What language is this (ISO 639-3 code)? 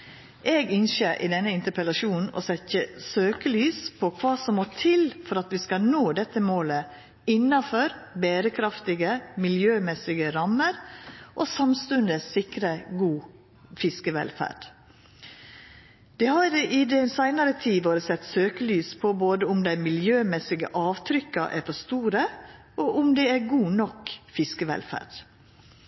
nno